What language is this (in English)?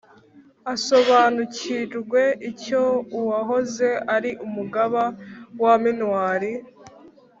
Kinyarwanda